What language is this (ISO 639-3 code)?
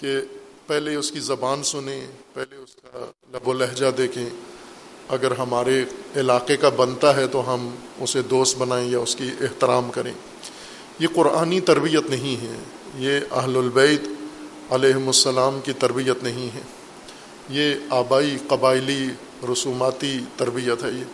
urd